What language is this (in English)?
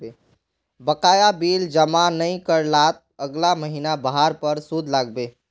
Magahi